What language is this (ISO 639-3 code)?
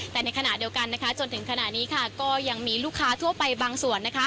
tha